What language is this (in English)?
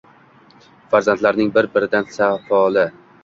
Uzbek